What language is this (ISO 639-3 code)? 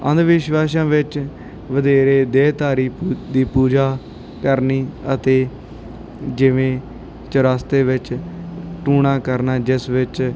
pan